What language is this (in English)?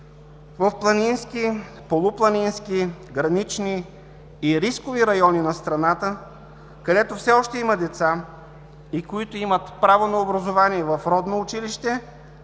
Bulgarian